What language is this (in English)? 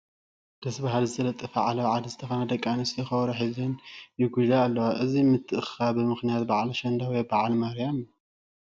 Tigrinya